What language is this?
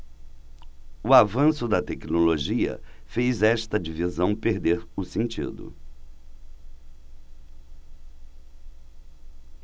Portuguese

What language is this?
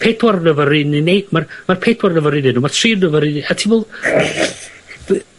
Welsh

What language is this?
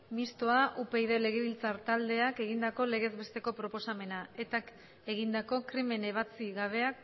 Basque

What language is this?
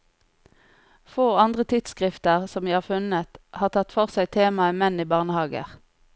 Norwegian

